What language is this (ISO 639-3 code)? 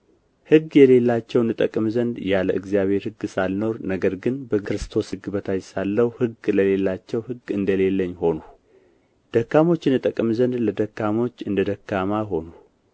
amh